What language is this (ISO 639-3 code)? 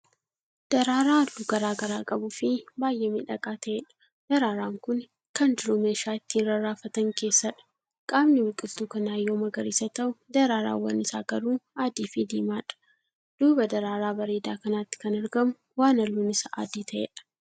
orm